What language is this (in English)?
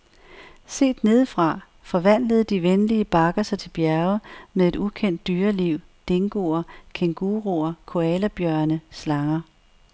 Danish